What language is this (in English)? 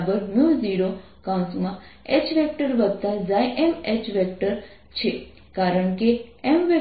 Gujarati